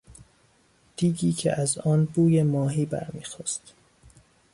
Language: Persian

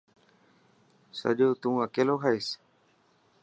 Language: Dhatki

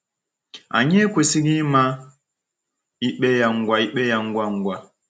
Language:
Igbo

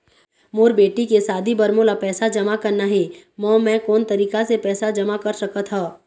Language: Chhattisgarhi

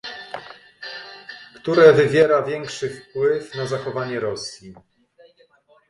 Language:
Polish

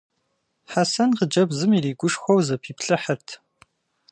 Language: Kabardian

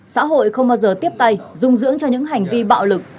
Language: Vietnamese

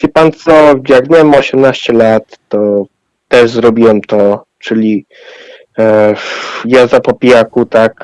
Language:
Polish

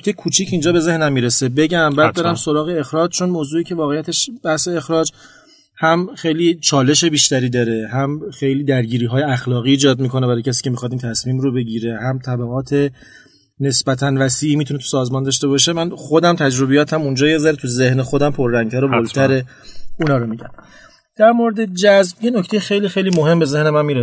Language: Persian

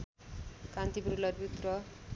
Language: Nepali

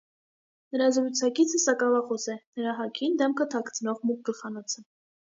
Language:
Armenian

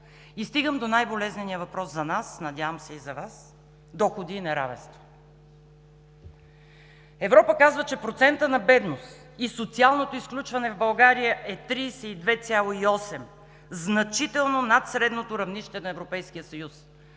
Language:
Bulgarian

